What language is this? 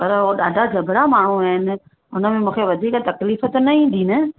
Sindhi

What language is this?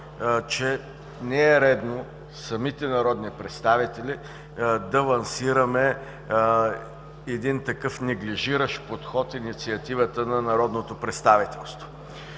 Bulgarian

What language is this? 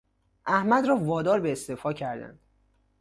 Persian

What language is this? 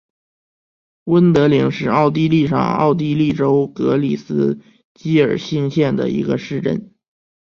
Chinese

